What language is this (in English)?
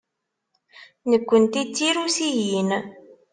Kabyle